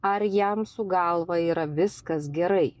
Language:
Lithuanian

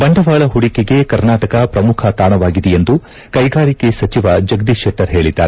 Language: Kannada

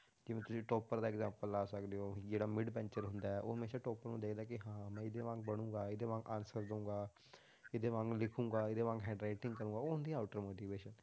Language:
Punjabi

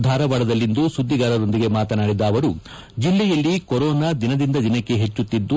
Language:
Kannada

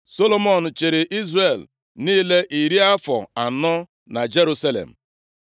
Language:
Igbo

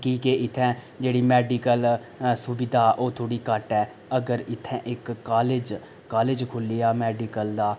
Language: Dogri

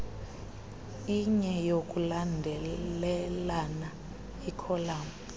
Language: Xhosa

